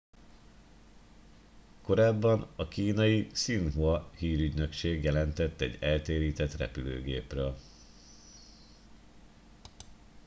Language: Hungarian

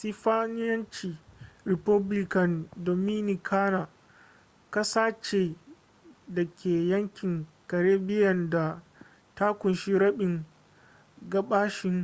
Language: Hausa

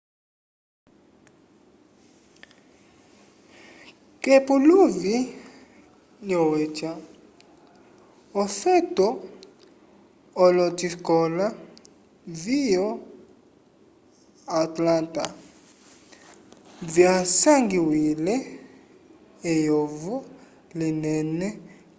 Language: Umbundu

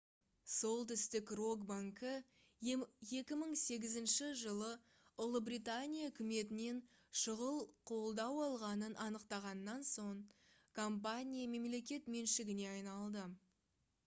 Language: Kazakh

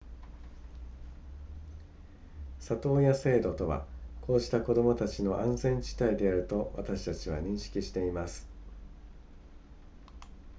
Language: Japanese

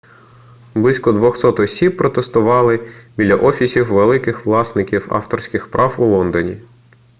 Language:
Ukrainian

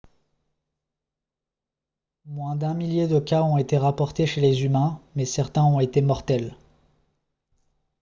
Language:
French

